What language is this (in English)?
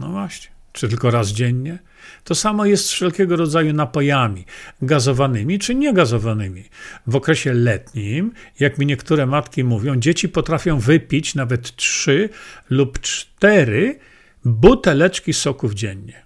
Polish